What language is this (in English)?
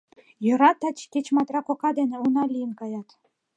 Mari